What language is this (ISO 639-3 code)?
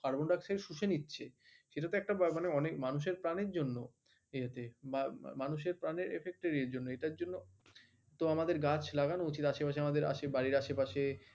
ben